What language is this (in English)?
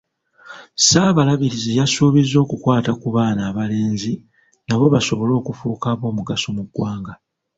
Ganda